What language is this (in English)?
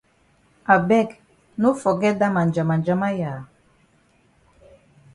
Cameroon Pidgin